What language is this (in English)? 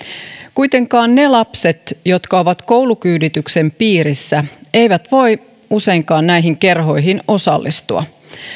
Finnish